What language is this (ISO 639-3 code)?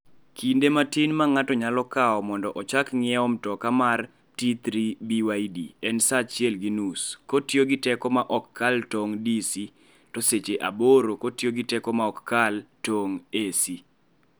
luo